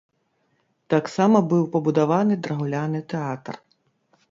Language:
Belarusian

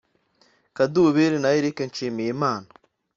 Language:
Kinyarwanda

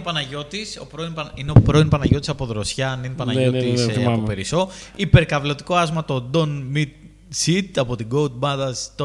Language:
Greek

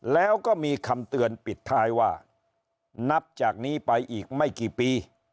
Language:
Thai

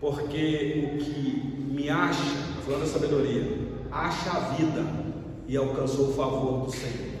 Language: Portuguese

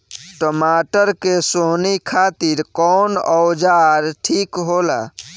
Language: Bhojpuri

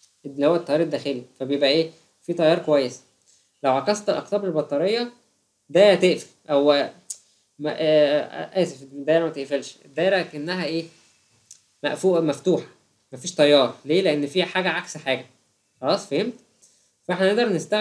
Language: Arabic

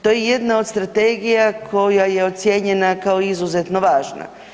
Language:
Croatian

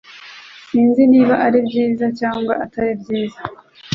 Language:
Kinyarwanda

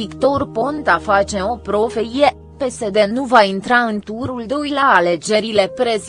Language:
Romanian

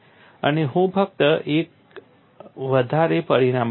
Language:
Gujarati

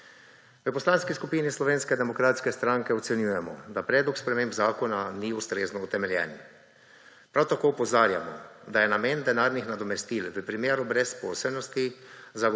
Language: Slovenian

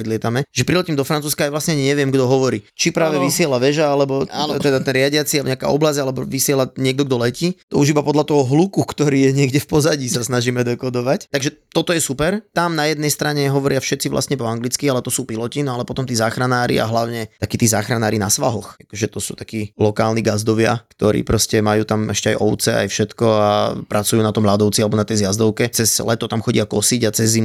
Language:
Slovak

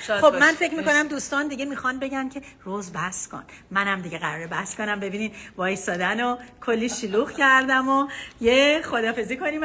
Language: Persian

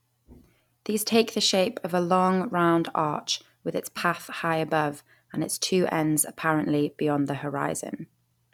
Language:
English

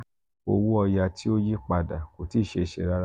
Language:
Yoruba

